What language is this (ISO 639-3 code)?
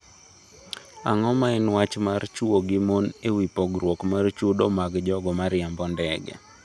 luo